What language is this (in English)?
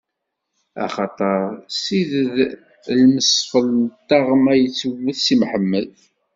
Kabyle